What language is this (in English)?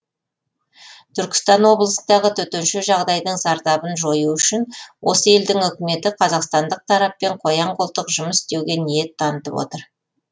Kazakh